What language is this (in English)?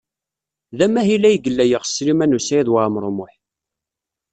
Kabyle